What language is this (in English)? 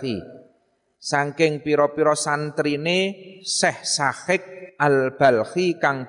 Indonesian